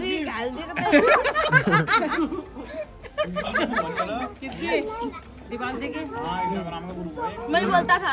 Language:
Hindi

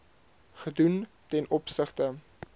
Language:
Afrikaans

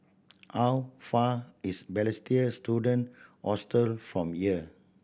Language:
English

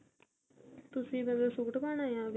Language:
Punjabi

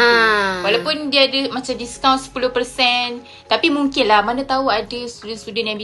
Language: Malay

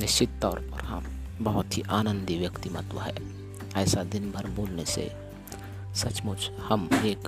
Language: Hindi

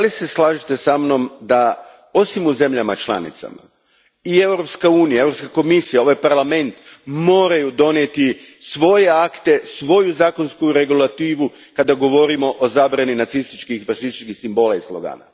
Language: Croatian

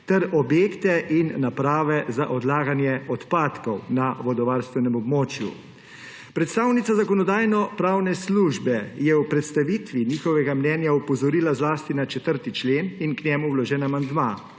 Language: Slovenian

